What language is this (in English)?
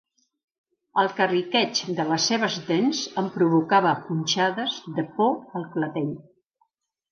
Catalan